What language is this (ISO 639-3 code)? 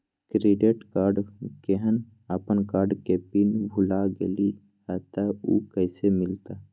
mag